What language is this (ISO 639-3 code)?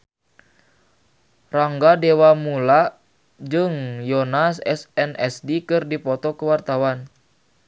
sun